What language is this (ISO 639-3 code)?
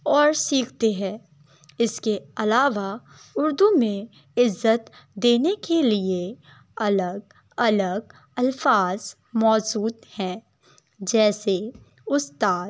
urd